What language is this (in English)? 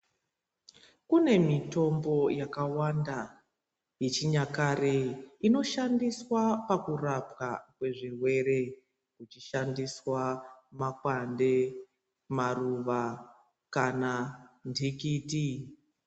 Ndau